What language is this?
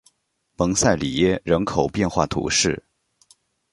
Chinese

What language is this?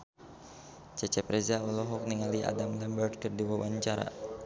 Sundanese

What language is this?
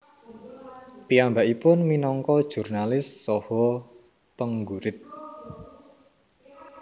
Javanese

